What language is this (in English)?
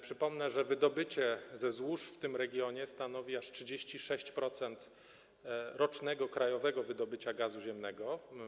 Polish